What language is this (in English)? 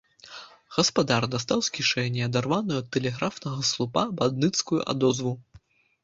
Belarusian